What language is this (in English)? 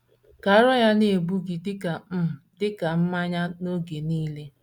Igbo